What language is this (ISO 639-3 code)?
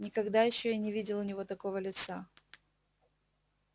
rus